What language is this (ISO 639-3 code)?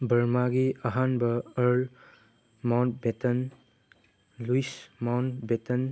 mni